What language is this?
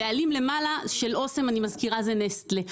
Hebrew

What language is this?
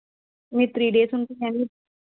Telugu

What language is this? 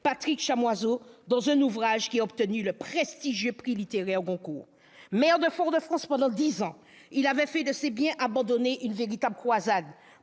French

